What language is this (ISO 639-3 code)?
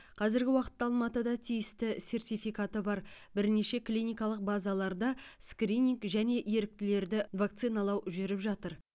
kaz